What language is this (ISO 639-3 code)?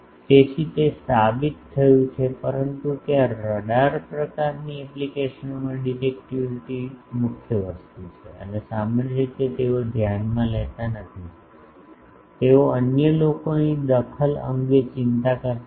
guj